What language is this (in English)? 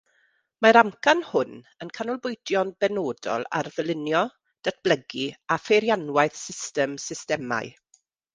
Welsh